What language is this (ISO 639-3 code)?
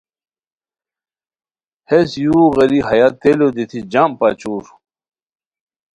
khw